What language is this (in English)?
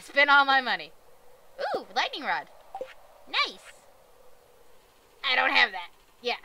English